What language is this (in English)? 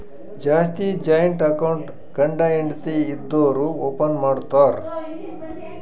Kannada